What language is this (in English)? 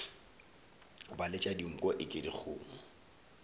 Northern Sotho